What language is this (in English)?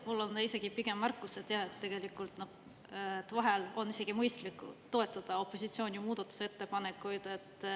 Estonian